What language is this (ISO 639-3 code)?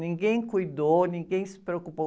por